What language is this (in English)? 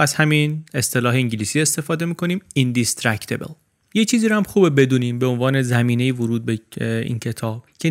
Persian